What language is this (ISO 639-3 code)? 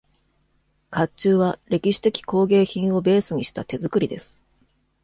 jpn